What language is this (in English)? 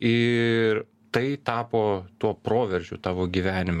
Lithuanian